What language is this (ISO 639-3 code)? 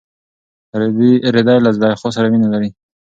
pus